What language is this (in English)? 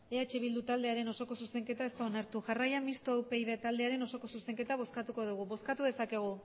Basque